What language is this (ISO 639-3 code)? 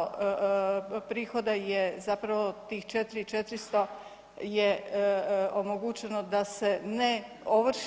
hrv